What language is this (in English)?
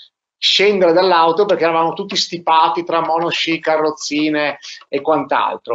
Italian